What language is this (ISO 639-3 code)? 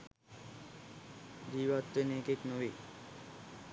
sin